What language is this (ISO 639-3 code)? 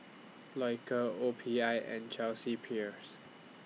eng